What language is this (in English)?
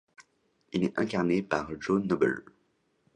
French